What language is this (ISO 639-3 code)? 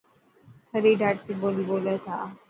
mki